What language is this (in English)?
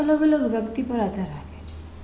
Gujarati